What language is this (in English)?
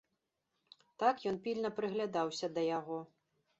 Belarusian